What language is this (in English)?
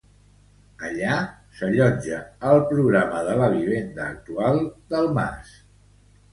Catalan